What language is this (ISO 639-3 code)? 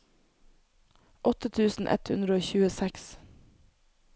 nor